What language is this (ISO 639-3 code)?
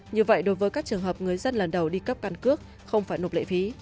vie